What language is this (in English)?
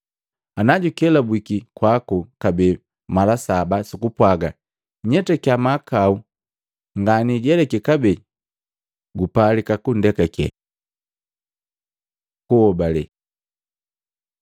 Matengo